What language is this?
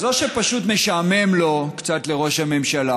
Hebrew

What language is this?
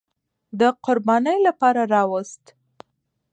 Pashto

